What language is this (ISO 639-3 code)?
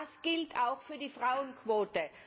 deu